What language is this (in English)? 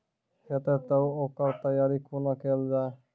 Maithili